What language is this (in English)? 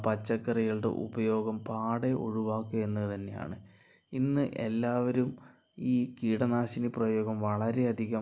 Malayalam